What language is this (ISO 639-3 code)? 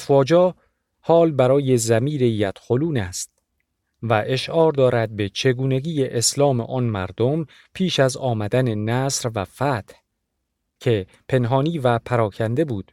fas